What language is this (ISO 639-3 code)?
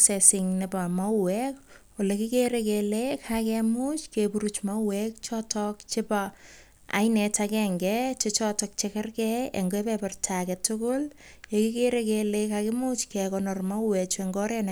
kln